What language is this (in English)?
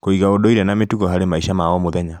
Kikuyu